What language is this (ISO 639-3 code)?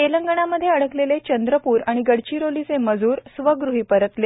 mar